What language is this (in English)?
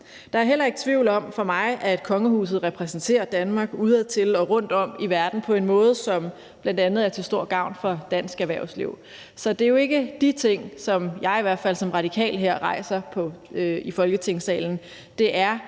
Danish